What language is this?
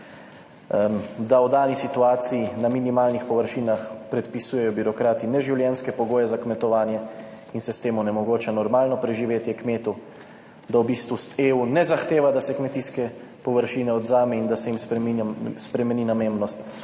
Slovenian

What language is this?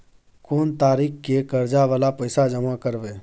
Maithili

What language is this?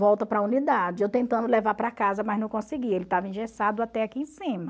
Portuguese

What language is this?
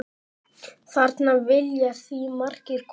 Icelandic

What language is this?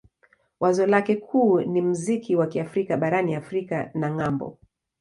Swahili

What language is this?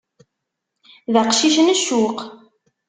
Kabyle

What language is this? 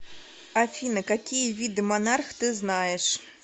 Russian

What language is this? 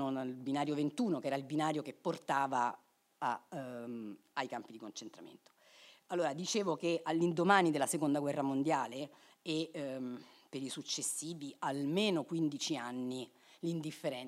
Italian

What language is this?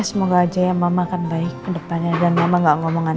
Indonesian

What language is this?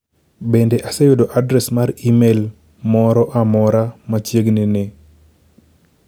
Luo (Kenya and Tanzania)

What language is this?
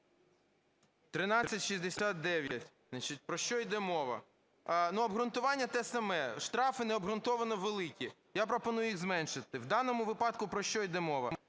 Ukrainian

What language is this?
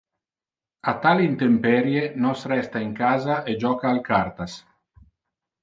Interlingua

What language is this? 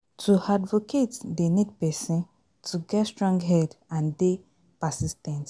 Nigerian Pidgin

